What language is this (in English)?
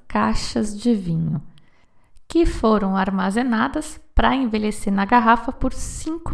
Portuguese